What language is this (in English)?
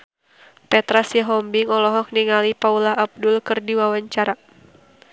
Sundanese